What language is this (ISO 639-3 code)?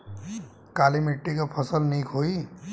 bho